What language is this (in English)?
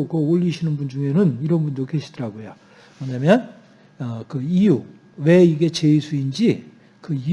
Korean